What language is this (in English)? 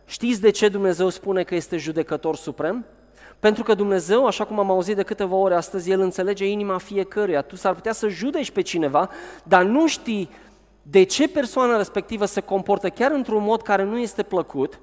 Romanian